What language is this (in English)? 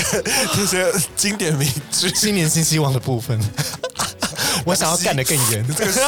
Chinese